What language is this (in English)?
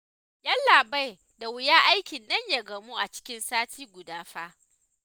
Hausa